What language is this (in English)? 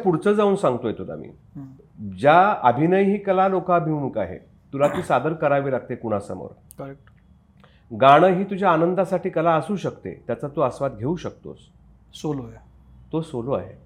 Marathi